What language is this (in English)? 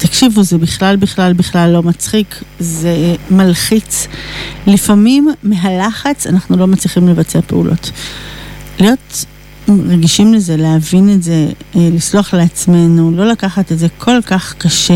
Hebrew